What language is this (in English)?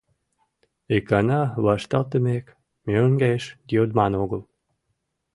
Mari